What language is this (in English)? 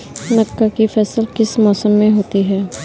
Hindi